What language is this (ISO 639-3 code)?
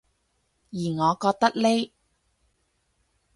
yue